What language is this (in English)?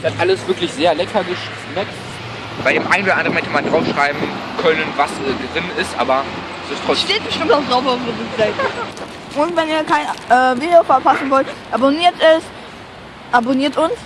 German